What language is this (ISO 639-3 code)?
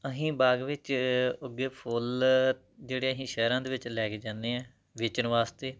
pan